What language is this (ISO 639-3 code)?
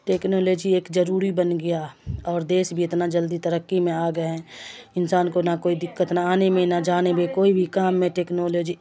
urd